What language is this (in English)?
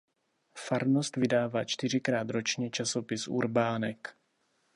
Czech